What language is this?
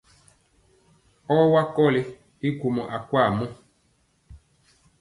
Mpiemo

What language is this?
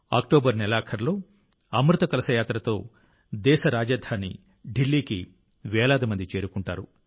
Telugu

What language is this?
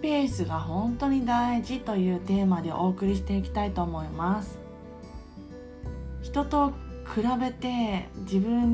Japanese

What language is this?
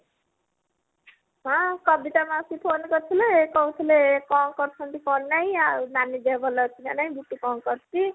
Odia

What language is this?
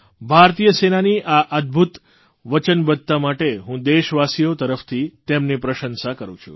Gujarati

